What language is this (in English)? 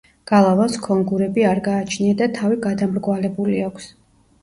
Georgian